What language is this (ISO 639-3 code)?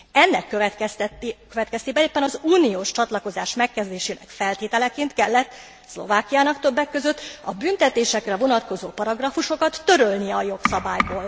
hun